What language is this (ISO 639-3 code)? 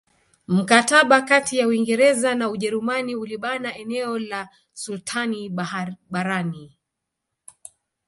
swa